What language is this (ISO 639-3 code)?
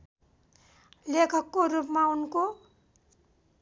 nep